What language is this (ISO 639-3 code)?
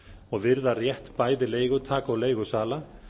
isl